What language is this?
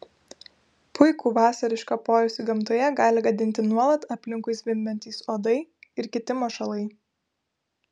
Lithuanian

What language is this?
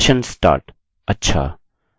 Hindi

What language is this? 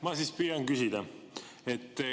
Estonian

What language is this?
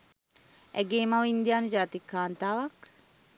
Sinhala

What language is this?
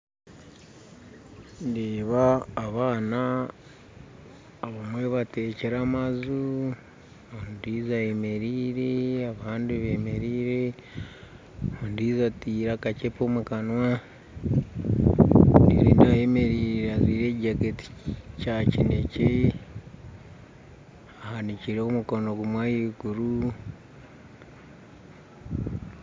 Nyankole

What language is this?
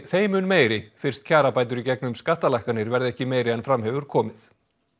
Icelandic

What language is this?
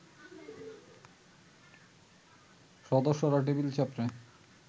Bangla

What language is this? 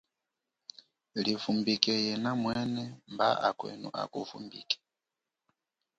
Chokwe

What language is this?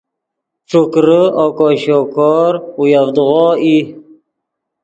Yidgha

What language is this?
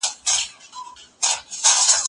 Pashto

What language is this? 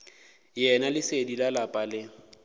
Northern Sotho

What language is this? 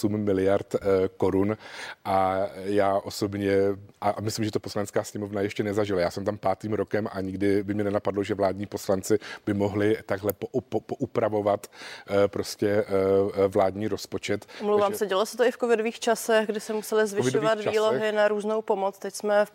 Czech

